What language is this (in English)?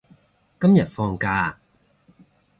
Cantonese